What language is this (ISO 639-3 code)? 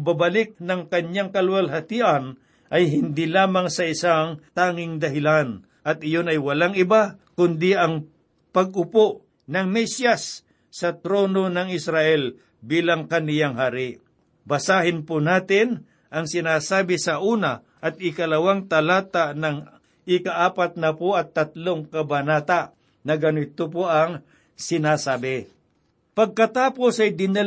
fil